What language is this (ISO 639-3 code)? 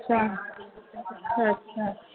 snd